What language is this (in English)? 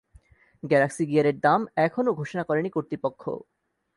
Bangla